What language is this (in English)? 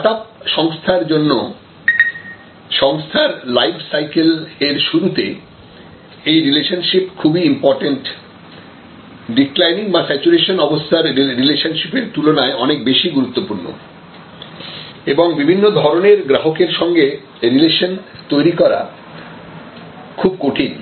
Bangla